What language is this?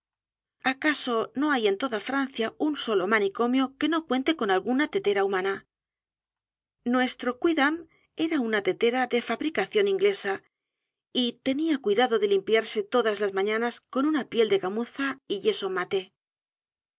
Spanish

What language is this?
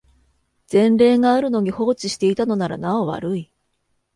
Japanese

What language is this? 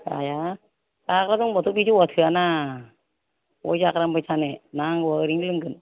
Bodo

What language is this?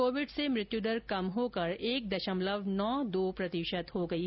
Hindi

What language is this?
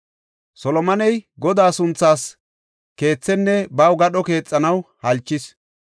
Gofa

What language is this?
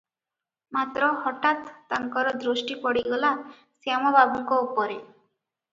Odia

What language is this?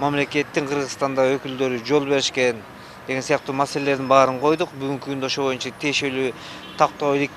Turkish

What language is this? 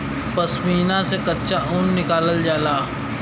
Bhojpuri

